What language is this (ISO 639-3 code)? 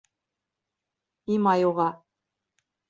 bak